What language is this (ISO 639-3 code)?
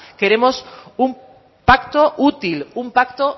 spa